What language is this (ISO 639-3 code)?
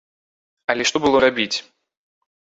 bel